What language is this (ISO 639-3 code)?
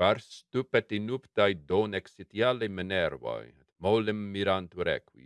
lat